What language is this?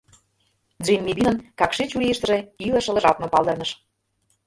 Mari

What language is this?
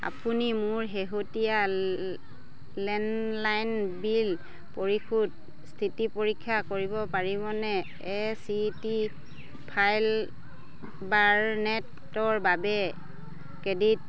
Assamese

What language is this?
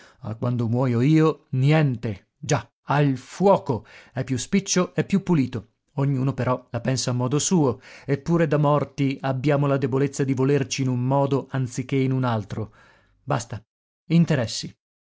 Italian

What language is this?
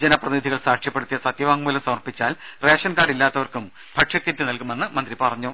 Malayalam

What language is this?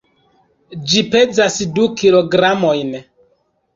Esperanto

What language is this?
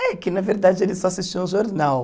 Portuguese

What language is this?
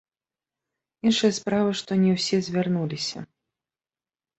Belarusian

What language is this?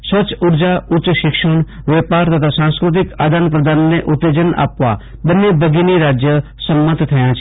Gujarati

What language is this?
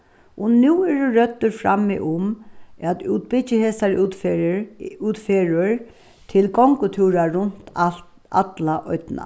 Faroese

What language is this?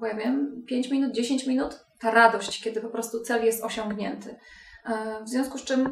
Polish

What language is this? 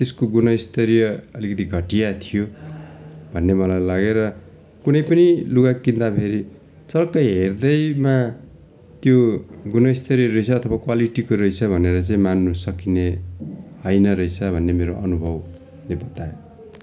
Nepali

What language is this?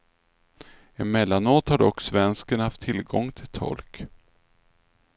Swedish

